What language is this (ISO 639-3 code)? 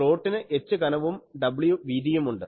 mal